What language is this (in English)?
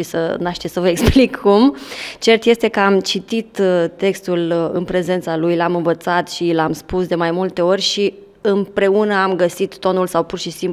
Romanian